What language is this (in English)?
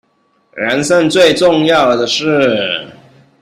Chinese